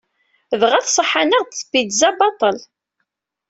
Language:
Kabyle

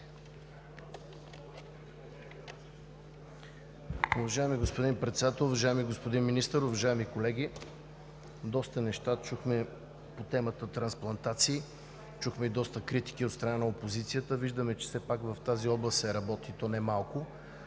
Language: Bulgarian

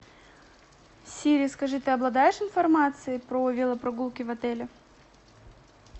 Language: Russian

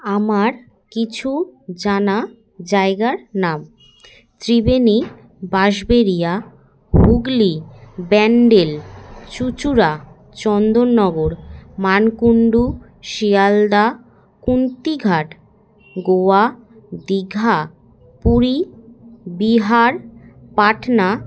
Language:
Bangla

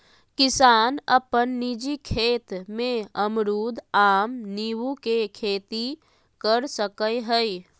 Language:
Magahi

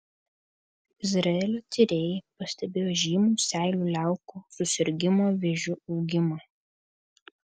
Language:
Lithuanian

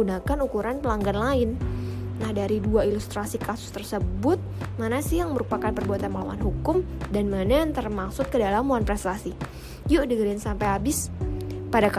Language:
Indonesian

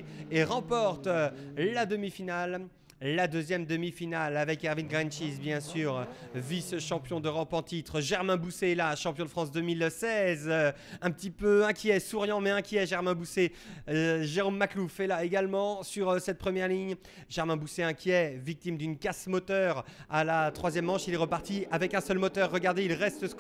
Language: French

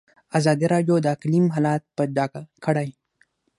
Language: Pashto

